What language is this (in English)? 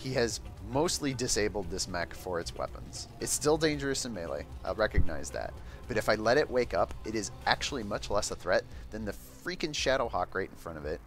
English